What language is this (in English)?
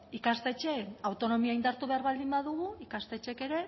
Basque